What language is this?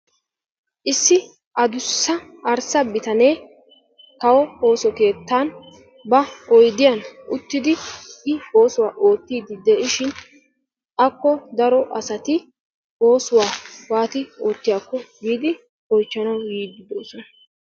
Wolaytta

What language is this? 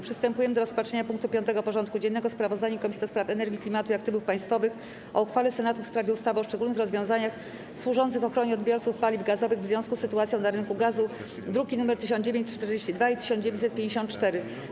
Polish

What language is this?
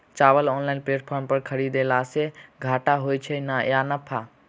Maithili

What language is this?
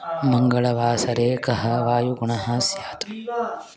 Sanskrit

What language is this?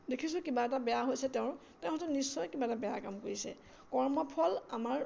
Assamese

